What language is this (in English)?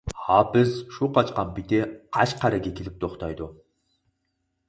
Uyghur